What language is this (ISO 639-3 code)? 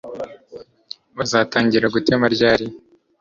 kin